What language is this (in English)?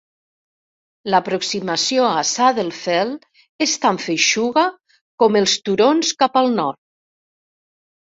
Catalan